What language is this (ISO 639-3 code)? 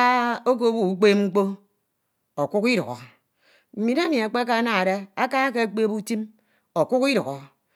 itw